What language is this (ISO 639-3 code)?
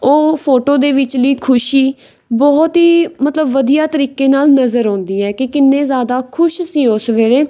pan